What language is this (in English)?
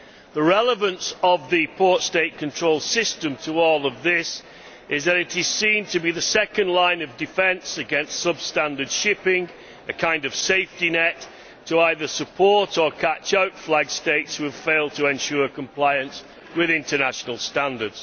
English